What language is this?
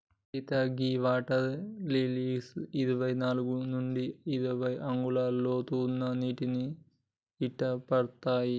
Telugu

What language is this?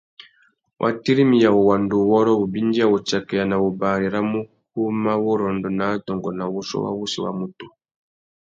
Tuki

